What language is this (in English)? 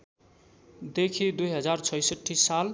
Nepali